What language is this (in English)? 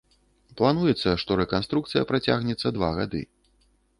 Belarusian